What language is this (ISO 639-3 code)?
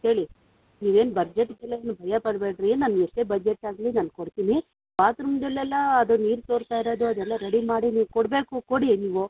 kan